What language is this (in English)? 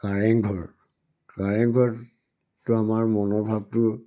Assamese